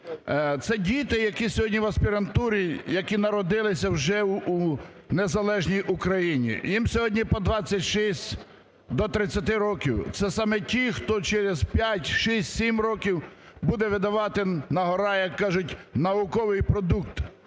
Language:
Ukrainian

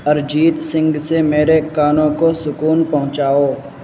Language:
Urdu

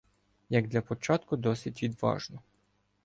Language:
Ukrainian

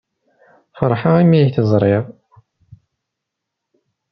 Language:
Kabyle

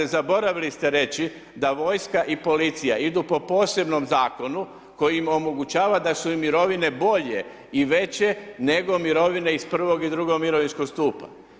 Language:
Croatian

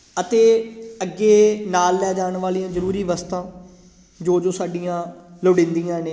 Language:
Punjabi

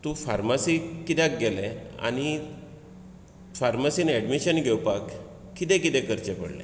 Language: Konkani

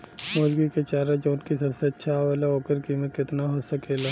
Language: Bhojpuri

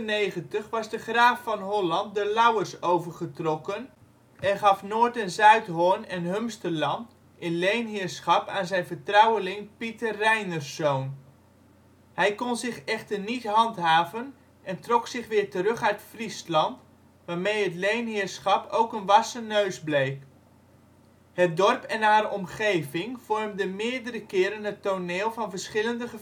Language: Dutch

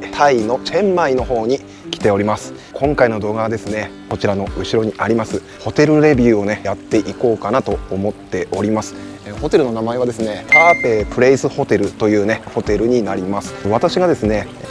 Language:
Japanese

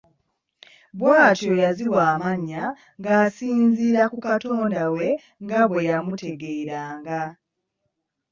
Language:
Ganda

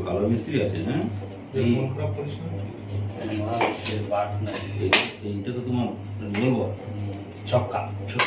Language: Indonesian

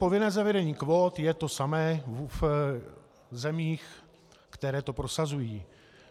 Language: Czech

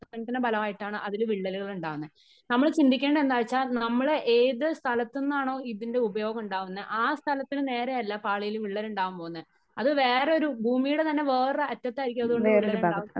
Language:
Malayalam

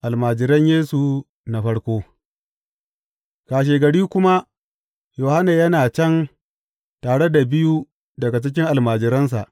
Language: Hausa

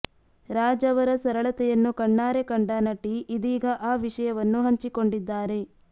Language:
Kannada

